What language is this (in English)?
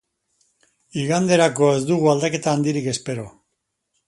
Basque